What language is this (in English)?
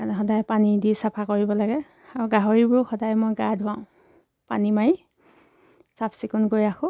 Assamese